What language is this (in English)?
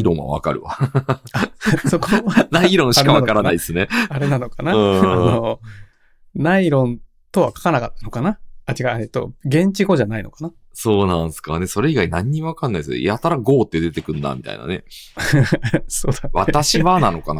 Japanese